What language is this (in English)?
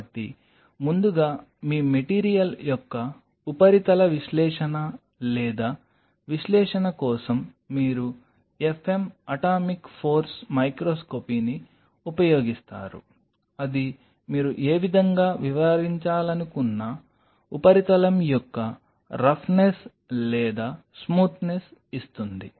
Telugu